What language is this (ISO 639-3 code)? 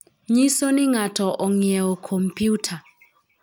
luo